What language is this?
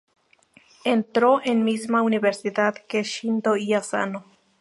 Spanish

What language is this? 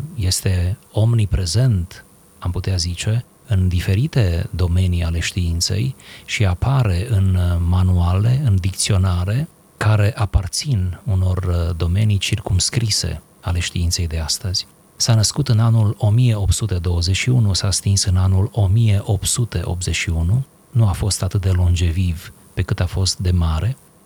Romanian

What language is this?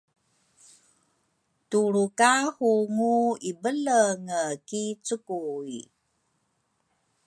Rukai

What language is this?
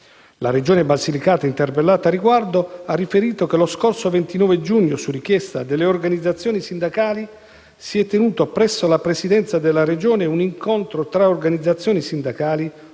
Italian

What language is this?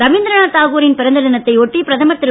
Tamil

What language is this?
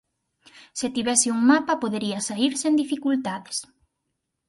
Galician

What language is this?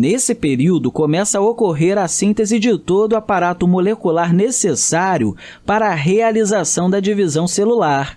Portuguese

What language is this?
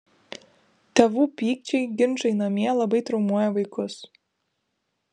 Lithuanian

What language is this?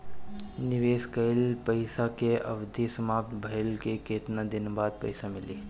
Bhojpuri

